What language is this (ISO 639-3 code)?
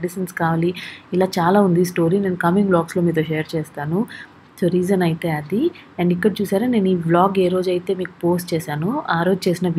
ron